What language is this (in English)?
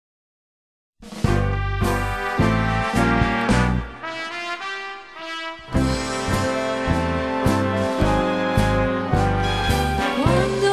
Romanian